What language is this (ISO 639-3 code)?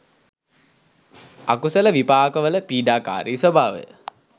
sin